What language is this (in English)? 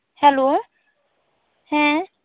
Santali